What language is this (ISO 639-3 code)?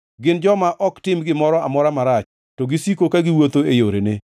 luo